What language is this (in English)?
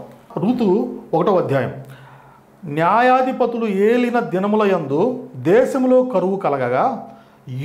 Telugu